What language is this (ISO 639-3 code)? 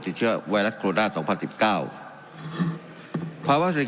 tha